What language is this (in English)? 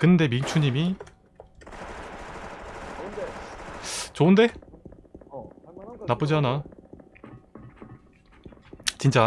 Korean